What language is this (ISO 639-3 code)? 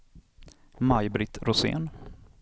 swe